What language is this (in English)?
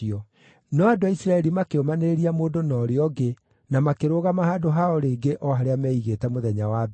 Kikuyu